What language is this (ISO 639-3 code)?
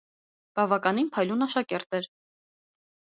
hye